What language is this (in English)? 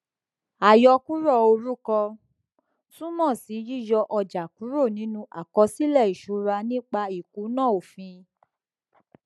Yoruba